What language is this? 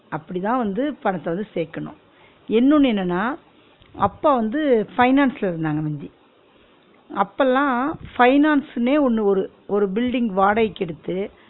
Tamil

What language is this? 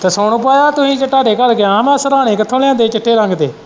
Punjabi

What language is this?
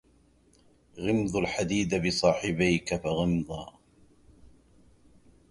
Arabic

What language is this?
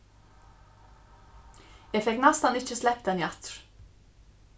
Faroese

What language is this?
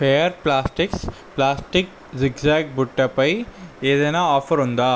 Telugu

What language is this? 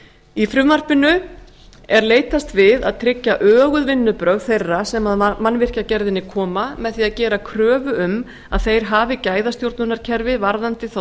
Icelandic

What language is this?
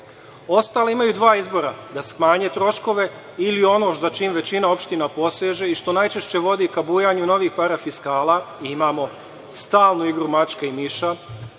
Serbian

